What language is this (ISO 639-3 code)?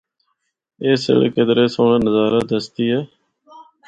hno